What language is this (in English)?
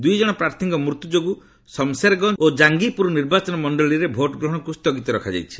Odia